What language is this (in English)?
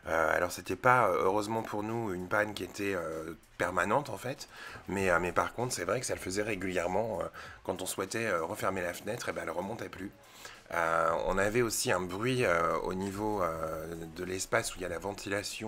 French